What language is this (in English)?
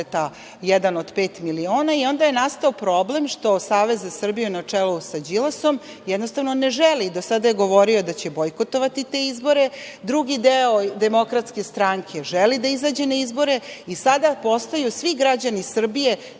Serbian